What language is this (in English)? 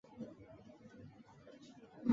Chinese